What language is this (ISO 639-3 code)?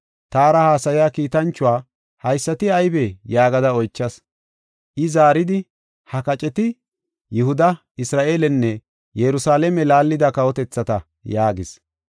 gof